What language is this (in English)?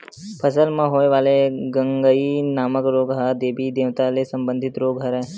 Chhattisgarhi